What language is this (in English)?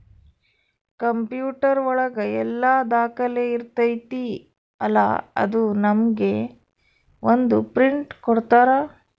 Kannada